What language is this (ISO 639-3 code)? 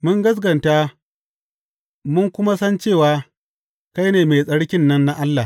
hau